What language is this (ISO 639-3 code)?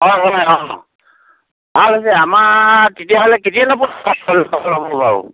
asm